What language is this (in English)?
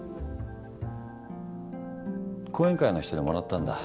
Japanese